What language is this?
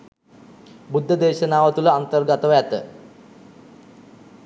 Sinhala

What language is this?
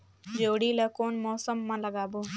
Chhattisgarhi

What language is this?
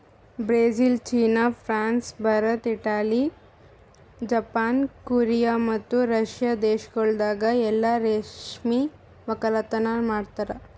Kannada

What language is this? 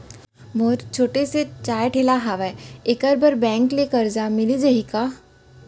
Chhattisgarhi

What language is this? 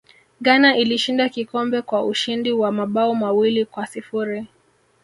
Swahili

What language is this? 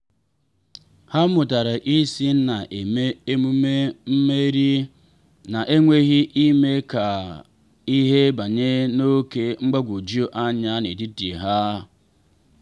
Igbo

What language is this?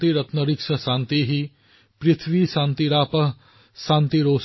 Assamese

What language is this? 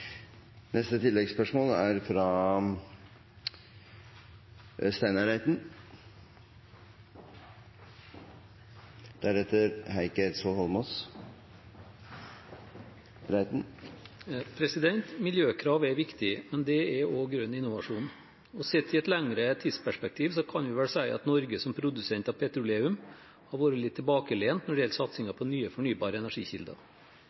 Norwegian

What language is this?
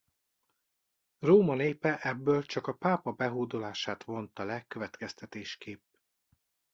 Hungarian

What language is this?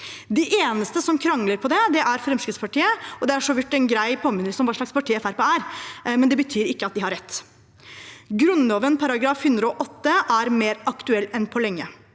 Norwegian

